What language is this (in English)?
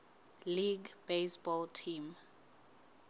Southern Sotho